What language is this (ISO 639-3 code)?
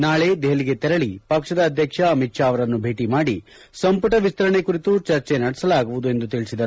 kan